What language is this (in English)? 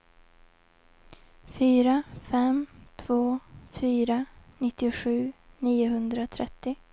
Swedish